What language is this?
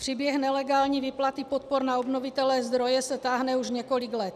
Czech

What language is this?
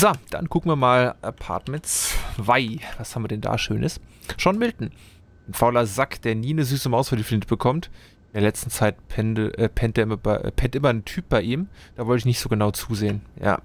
German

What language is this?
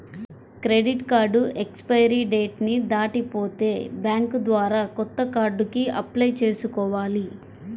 Telugu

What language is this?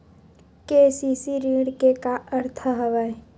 Chhattisgarhi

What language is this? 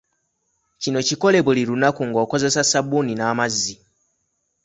Ganda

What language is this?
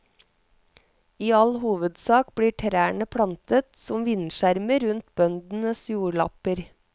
Norwegian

